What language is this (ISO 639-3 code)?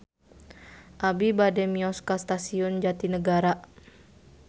sun